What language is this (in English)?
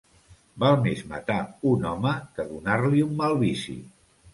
Catalan